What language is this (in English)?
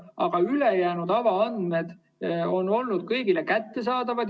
Estonian